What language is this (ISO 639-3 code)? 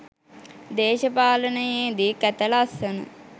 sin